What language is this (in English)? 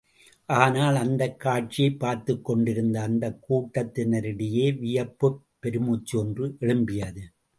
Tamil